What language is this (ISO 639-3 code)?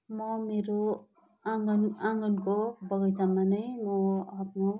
nep